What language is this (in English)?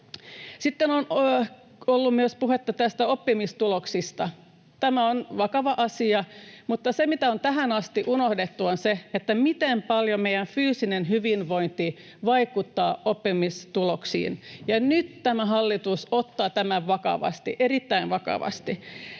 Finnish